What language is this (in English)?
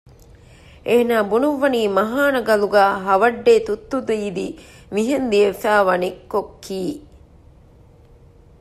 Divehi